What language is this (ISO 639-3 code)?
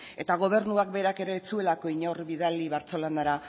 eus